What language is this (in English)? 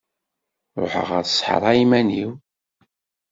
Kabyle